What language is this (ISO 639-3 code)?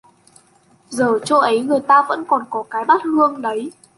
vie